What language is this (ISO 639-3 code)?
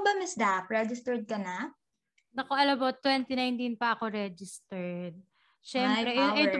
fil